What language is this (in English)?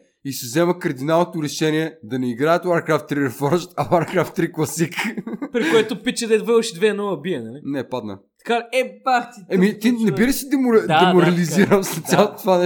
Bulgarian